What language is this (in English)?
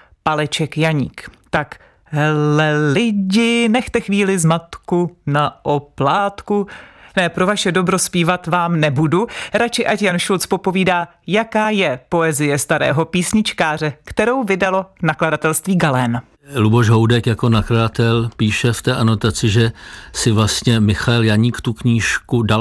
Czech